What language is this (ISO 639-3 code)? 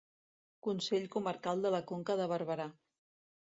cat